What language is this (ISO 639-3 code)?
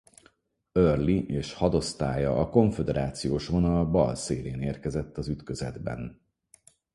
hun